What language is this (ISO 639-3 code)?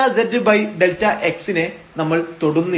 mal